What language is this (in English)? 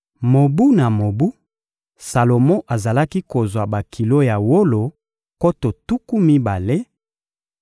Lingala